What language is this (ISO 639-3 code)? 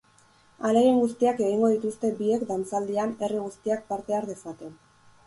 eus